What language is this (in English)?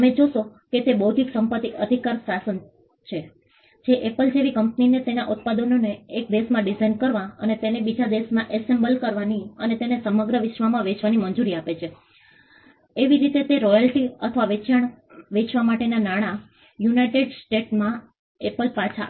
Gujarati